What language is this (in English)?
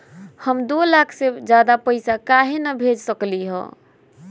Magahi